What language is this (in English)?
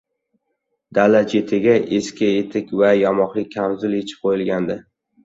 Uzbek